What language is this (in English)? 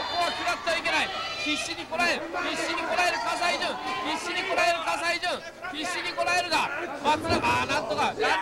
Japanese